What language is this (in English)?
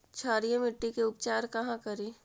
Magahi